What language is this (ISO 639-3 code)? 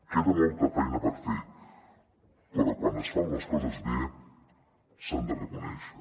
cat